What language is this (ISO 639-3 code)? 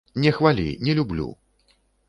bel